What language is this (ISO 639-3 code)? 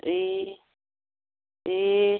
nep